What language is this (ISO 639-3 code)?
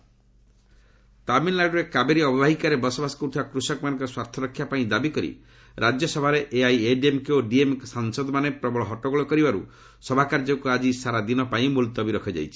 ori